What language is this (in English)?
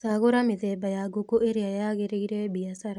Kikuyu